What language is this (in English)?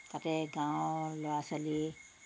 Assamese